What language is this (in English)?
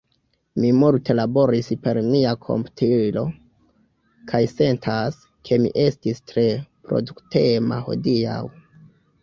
Esperanto